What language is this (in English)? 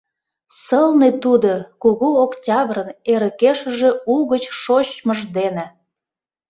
Mari